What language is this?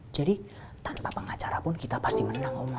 Indonesian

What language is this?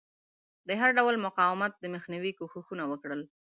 Pashto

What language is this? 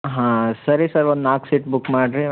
Kannada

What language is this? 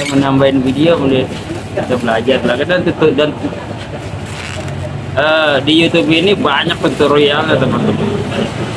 Indonesian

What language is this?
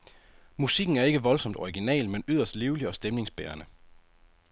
Danish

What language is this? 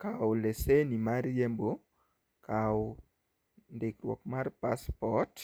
Luo (Kenya and Tanzania)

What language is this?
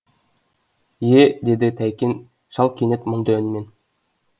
Kazakh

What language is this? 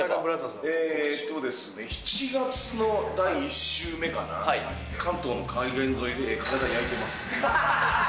Japanese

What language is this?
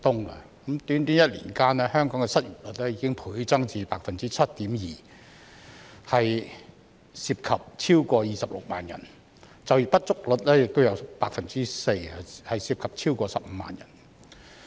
Cantonese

